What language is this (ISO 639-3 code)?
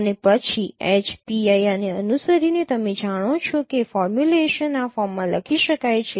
guj